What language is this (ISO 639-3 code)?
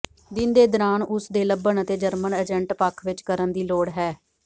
pan